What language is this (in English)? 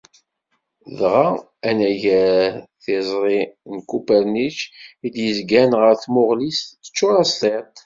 Kabyle